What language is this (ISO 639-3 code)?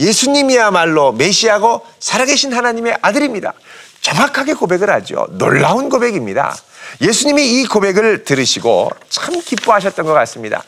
kor